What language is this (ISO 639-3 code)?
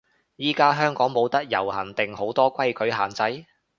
yue